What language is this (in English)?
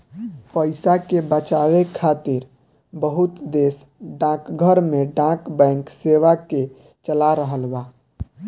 Bhojpuri